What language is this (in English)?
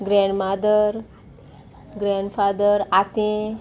Konkani